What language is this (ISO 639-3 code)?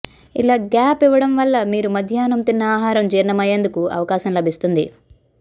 tel